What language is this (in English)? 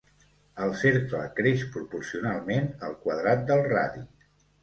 Catalan